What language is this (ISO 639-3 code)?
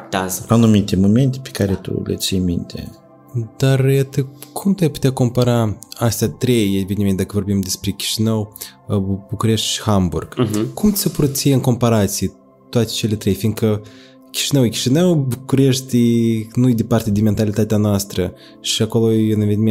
ron